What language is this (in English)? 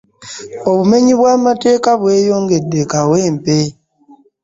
Ganda